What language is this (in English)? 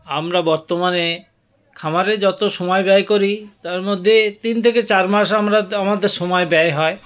Bangla